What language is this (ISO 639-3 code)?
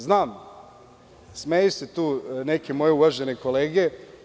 srp